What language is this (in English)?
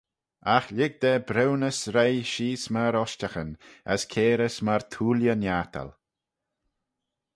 Manx